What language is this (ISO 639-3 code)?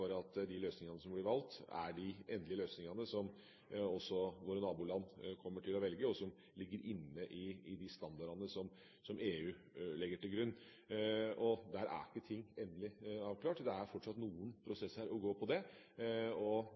nob